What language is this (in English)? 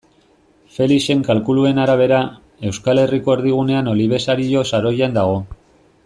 Basque